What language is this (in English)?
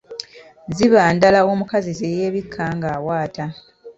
Ganda